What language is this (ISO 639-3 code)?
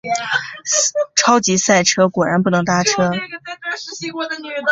zho